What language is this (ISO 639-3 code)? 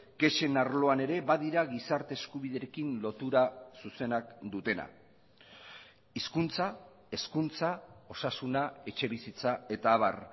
eus